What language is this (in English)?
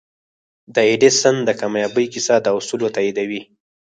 Pashto